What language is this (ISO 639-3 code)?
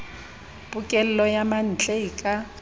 sot